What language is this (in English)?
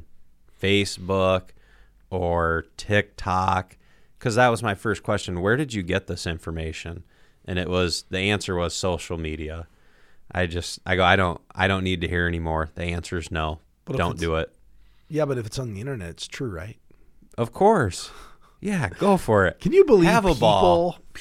English